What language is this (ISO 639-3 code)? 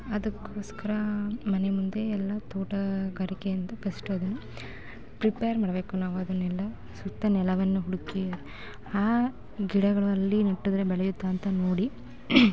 kan